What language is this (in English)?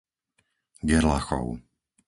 Slovak